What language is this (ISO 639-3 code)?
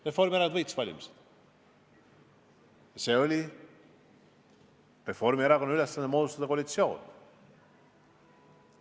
est